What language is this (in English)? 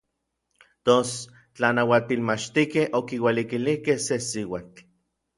Orizaba Nahuatl